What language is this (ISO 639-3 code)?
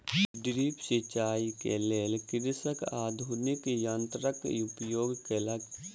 mai